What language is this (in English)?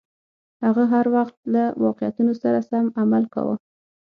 Pashto